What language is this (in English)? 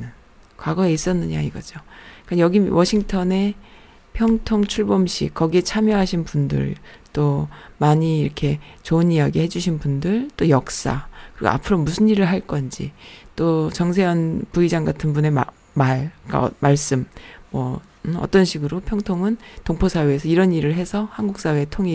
Korean